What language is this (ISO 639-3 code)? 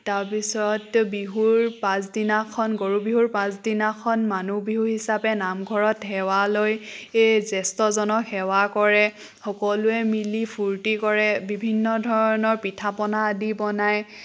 asm